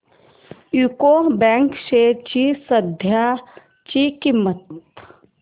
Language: Marathi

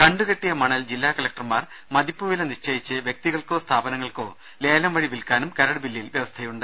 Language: Malayalam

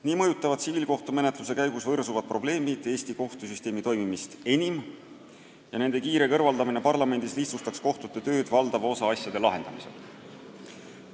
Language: Estonian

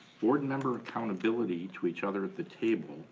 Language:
English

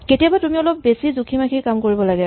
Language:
Assamese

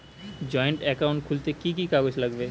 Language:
Bangla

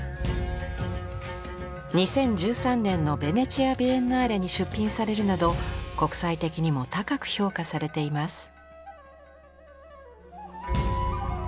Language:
Japanese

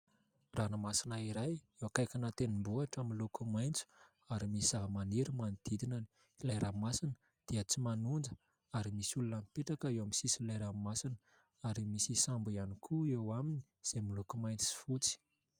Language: Malagasy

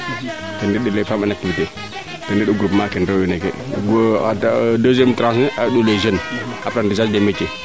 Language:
Serer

